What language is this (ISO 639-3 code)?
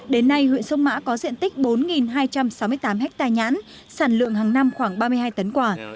vie